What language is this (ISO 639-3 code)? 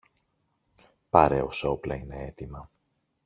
ell